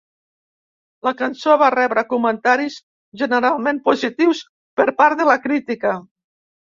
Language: Catalan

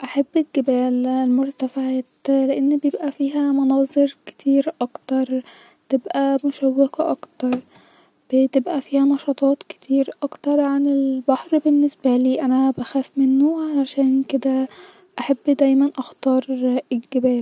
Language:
Egyptian Arabic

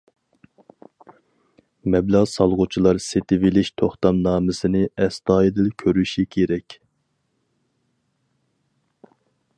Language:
Uyghur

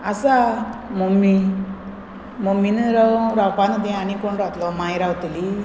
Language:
Konkani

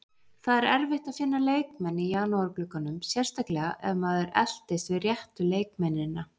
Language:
Icelandic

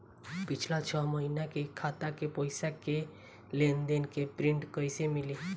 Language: Bhojpuri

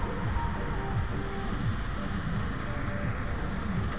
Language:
Magahi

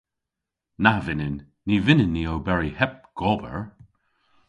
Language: Cornish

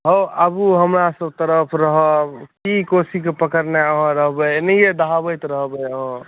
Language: Maithili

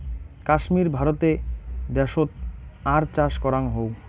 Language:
Bangla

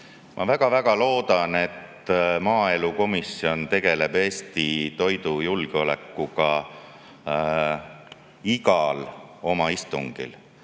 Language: Estonian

